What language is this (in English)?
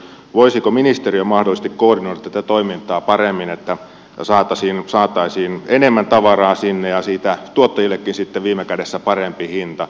Finnish